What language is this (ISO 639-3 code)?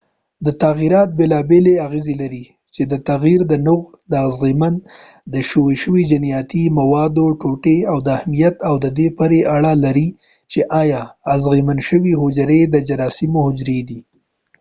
pus